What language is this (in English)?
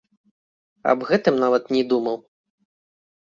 Belarusian